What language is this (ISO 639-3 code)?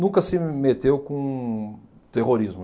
por